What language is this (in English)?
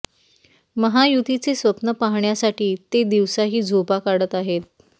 Marathi